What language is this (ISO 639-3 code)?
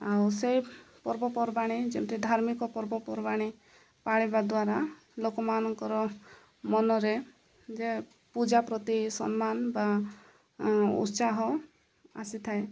ori